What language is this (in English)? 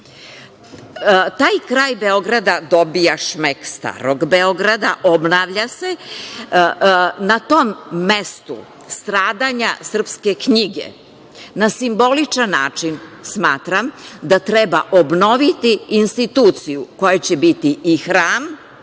Serbian